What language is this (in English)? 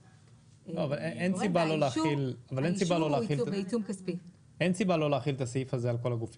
Hebrew